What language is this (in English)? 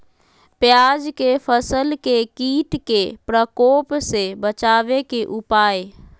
Magahi